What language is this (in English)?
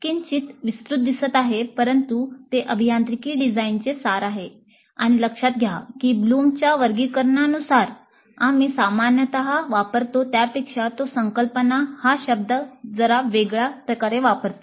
Marathi